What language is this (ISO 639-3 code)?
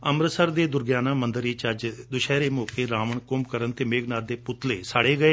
pan